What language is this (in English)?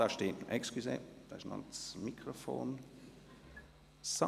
Swiss German